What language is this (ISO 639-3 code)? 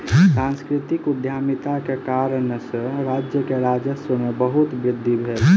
mai